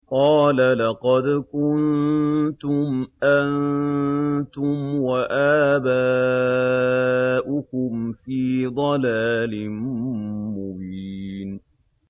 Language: Arabic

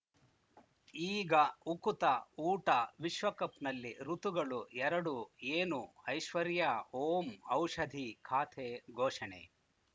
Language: Kannada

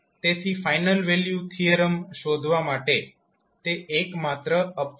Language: Gujarati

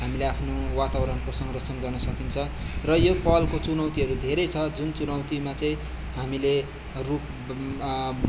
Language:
Nepali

